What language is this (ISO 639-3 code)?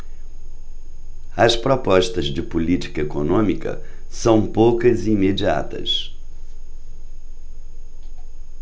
por